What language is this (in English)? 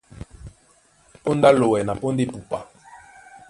Duala